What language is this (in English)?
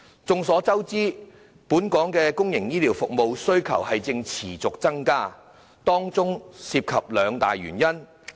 Cantonese